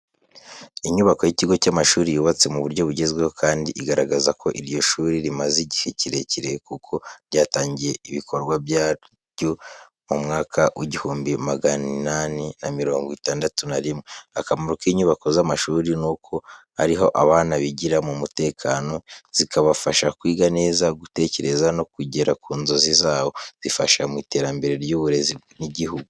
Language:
Kinyarwanda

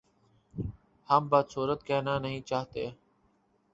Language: Urdu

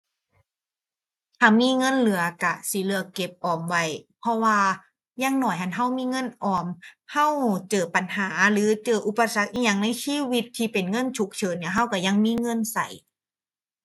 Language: Thai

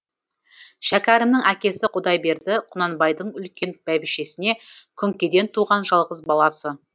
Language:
Kazakh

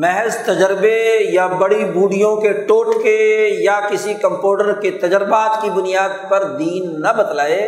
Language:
Urdu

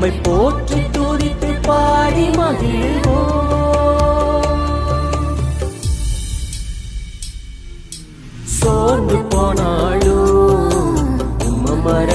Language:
Urdu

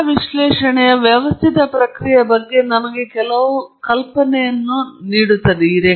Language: Kannada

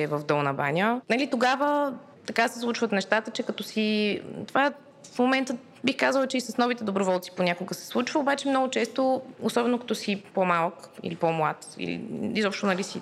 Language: Bulgarian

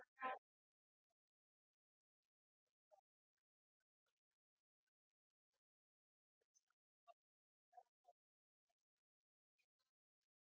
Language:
Marathi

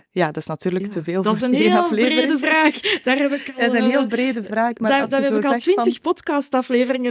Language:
Dutch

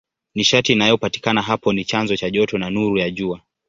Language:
Swahili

